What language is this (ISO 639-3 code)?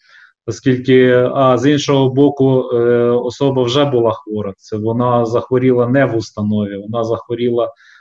ukr